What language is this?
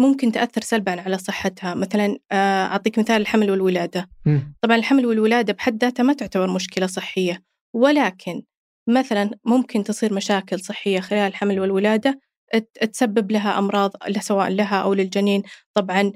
Arabic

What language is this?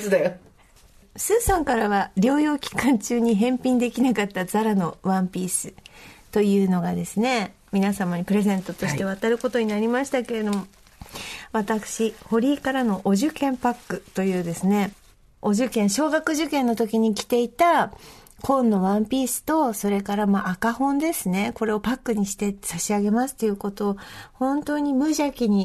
Japanese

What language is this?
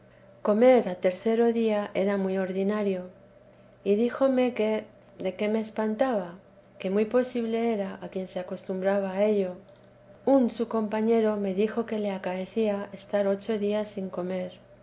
Spanish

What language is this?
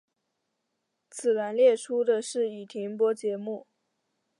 Chinese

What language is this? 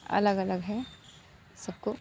Hindi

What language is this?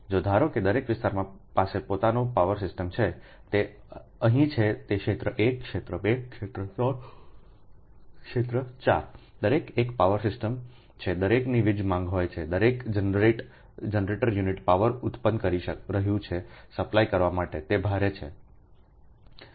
Gujarati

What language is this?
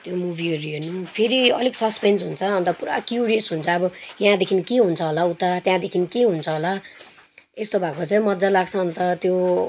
Nepali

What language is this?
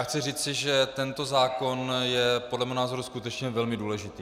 Czech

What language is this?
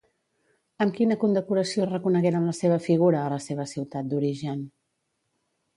Catalan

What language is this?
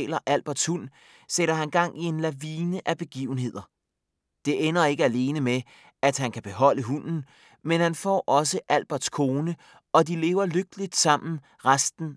Danish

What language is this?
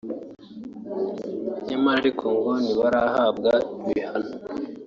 Kinyarwanda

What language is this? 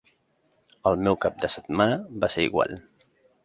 Catalan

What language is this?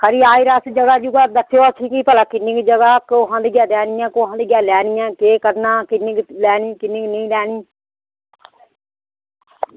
Dogri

